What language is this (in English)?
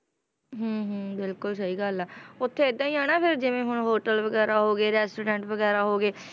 Punjabi